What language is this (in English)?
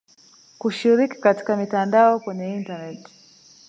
Swahili